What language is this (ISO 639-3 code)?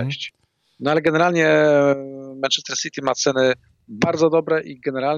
pol